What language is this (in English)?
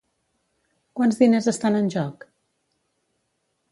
Catalan